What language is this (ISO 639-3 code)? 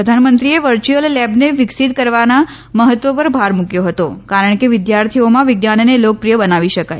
guj